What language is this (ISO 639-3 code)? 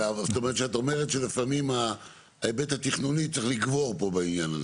heb